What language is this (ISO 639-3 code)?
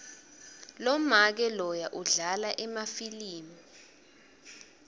ssw